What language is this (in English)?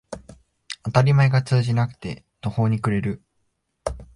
Japanese